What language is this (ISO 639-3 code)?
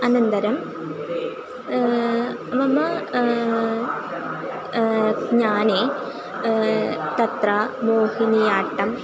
san